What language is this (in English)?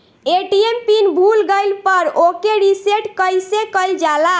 Bhojpuri